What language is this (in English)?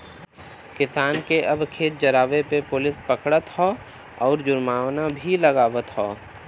Bhojpuri